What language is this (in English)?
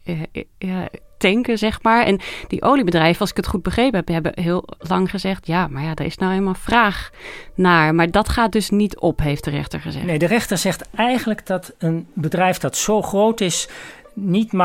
Dutch